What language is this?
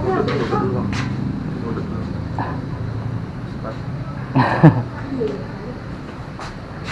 Indonesian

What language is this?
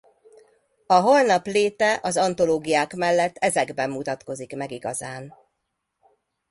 Hungarian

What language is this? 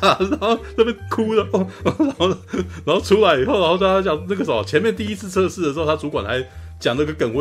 Chinese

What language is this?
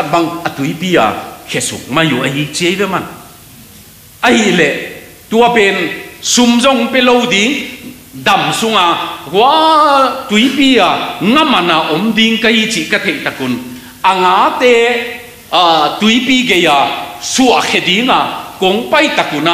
Thai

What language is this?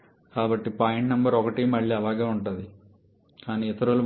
Telugu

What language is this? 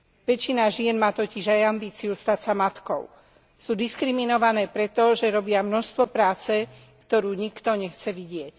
Slovak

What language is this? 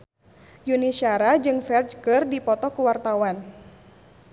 Sundanese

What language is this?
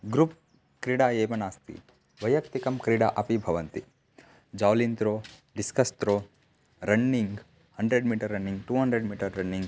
Sanskrit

